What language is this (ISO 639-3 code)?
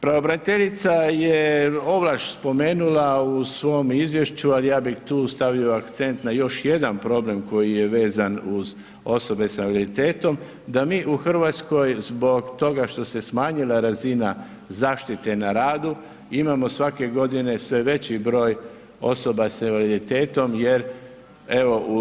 hrv